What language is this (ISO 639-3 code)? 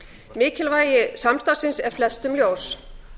isl